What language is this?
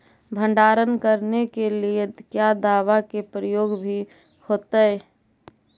Magahi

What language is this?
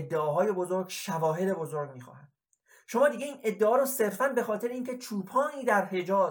Persian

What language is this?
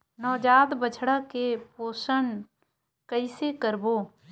Chhattisgarhi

